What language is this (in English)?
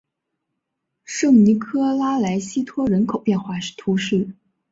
Chinese